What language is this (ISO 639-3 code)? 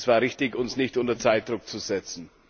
deu